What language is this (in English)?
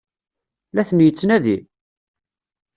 Kabyle